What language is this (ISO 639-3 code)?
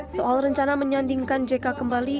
ind